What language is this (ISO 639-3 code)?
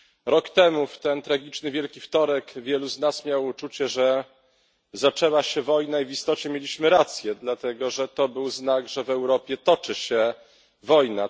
pol